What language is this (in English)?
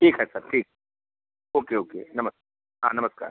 Hindi